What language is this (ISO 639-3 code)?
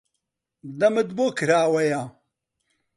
ckb